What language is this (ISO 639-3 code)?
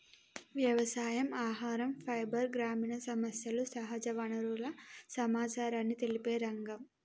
tel